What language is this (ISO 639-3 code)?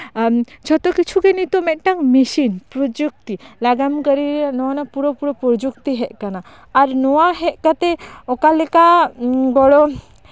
sat